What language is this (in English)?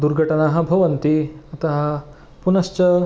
Sanskrit